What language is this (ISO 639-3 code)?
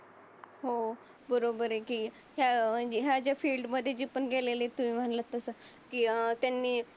mar